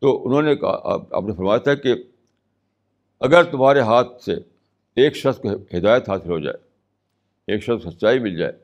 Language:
Urdu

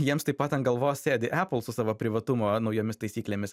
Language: Lithuanian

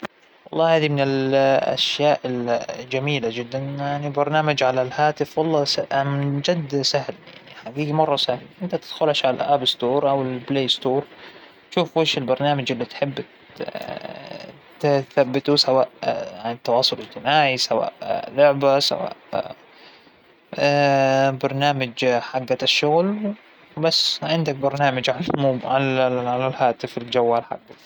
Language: Hijazi Arabic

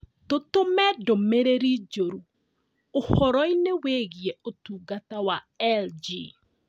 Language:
Kikuyu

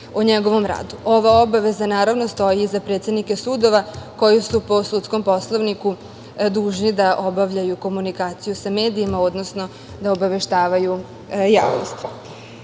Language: Serbian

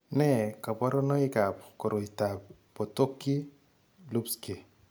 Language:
Kalenjin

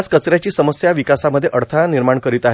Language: Marathi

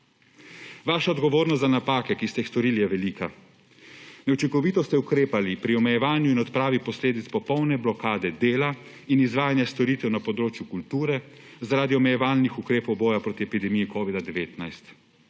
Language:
Slovenian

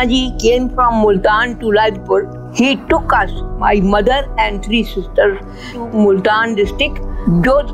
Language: Hindi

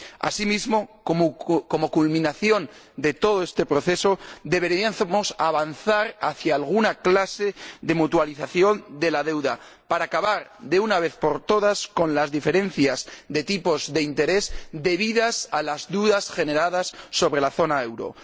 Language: Spanish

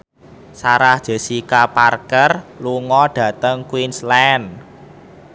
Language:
Javanese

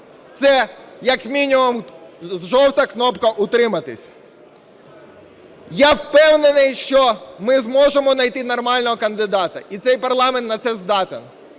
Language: Ukrainian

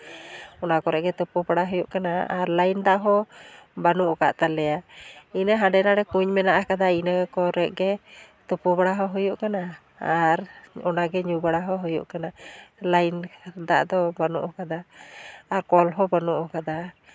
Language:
Santali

